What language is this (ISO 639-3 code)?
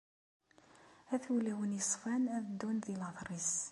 kab